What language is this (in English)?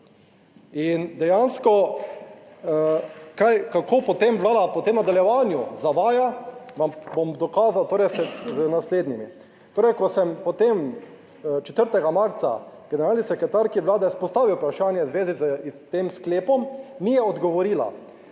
Slovenian